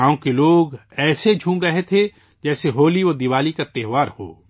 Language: Urdu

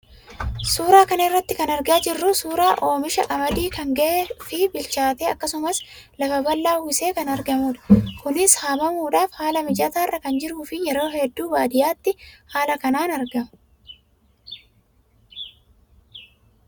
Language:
Oromo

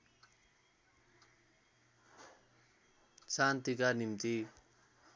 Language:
Nepali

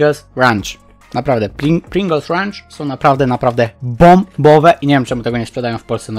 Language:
Polish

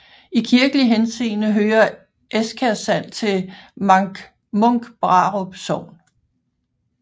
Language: Danish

